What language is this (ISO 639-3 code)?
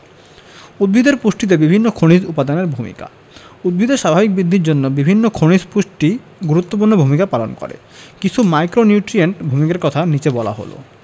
ben